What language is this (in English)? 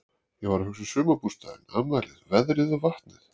Icelandic